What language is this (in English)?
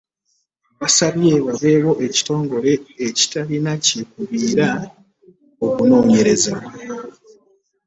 Ganda